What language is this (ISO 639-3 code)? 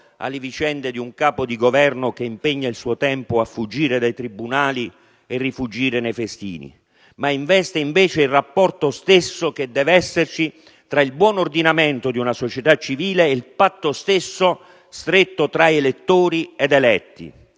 ita